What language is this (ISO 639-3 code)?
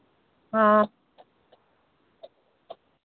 hin